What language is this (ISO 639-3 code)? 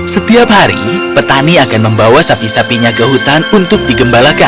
ind